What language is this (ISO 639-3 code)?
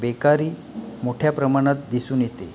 mar